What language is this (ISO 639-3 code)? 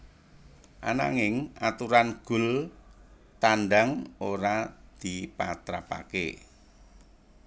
jav